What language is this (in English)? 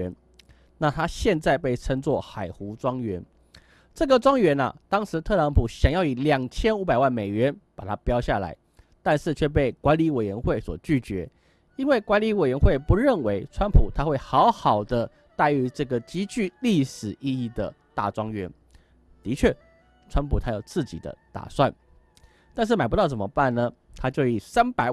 Chinese